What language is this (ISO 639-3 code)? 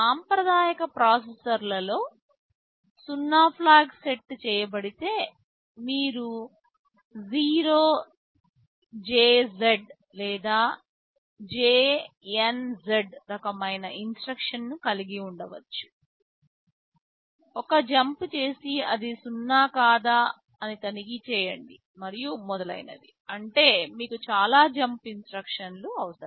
tel